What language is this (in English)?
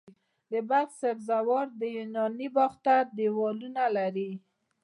Pashto